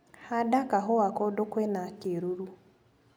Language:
Kikuyu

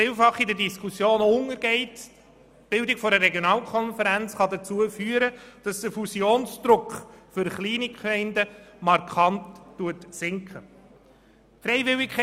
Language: Swiss German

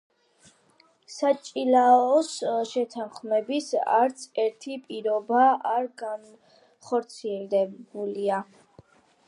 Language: Georgian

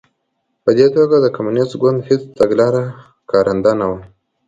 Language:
Pashto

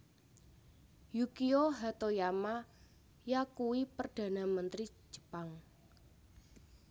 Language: Javanese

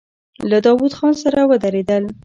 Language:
Pashto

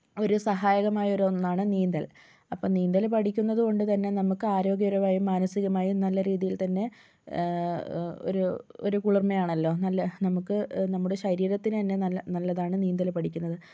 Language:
Malayalam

